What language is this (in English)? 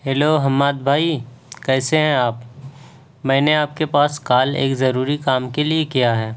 Urdu